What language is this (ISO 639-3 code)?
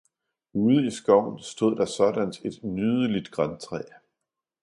dan